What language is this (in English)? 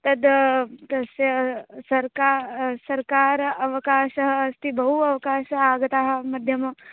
Sanskrit